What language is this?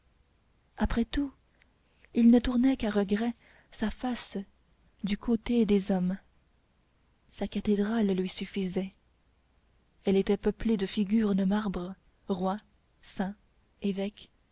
French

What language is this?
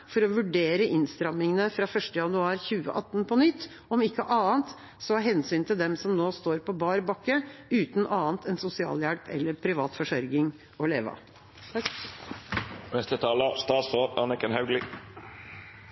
Norwegian Bokmål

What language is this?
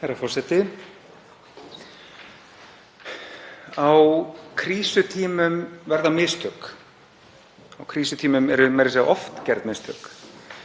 Icelandic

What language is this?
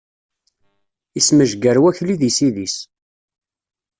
Kabyle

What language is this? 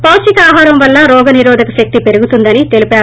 Telugu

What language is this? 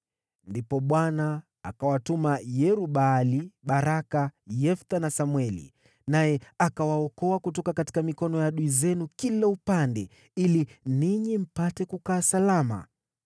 Swahili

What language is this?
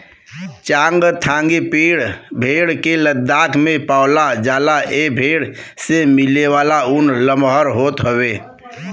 Bhojpuri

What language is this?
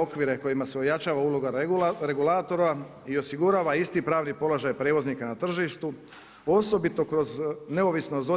Croatian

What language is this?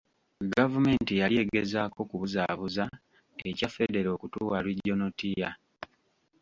Ganda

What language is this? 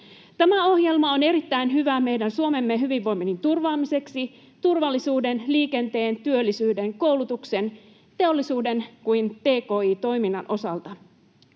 Finnish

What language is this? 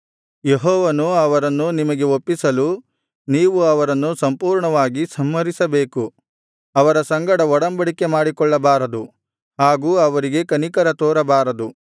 Kannada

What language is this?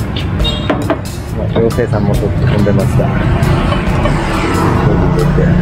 Japanese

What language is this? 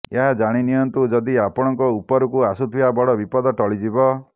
Odia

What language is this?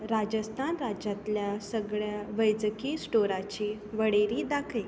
Konkani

